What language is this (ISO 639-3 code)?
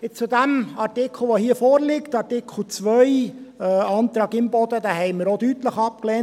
gsw